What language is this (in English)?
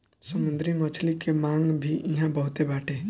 Bhojpuri